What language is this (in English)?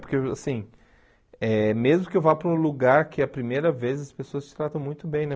Portuguese